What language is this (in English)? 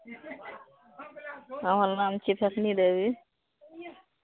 Maithili